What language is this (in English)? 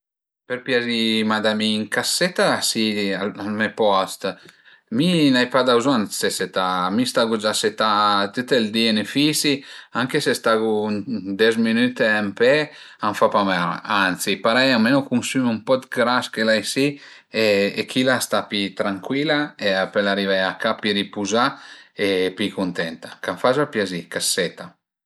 Piedmontese